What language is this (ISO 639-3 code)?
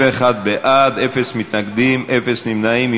heb